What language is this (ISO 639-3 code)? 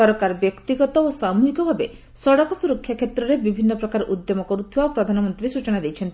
ori